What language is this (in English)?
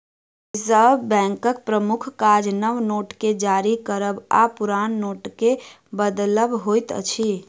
Maithili